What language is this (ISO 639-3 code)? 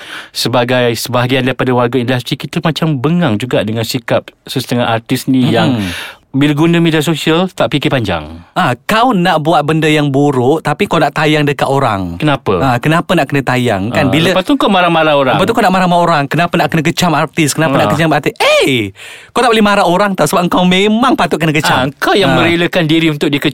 msa